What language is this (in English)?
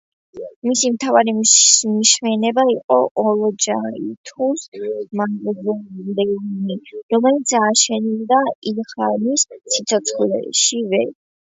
Georgian